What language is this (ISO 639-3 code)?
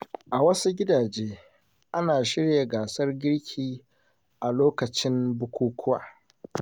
hau